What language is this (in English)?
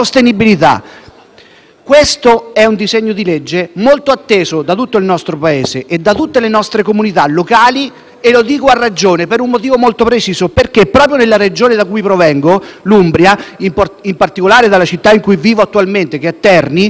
Italian